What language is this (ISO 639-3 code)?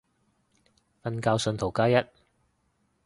yue